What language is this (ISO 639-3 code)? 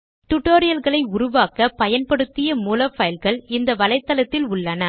tam